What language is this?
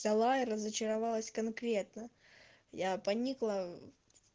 Russian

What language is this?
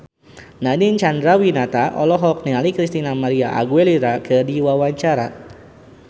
Sundanese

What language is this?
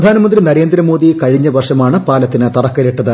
Malayalam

